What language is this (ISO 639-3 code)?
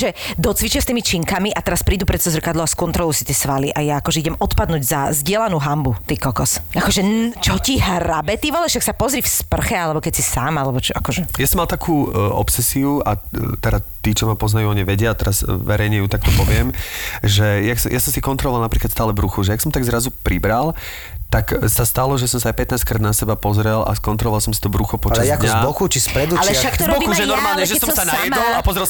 slk